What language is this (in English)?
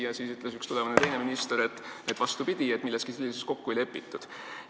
Estonian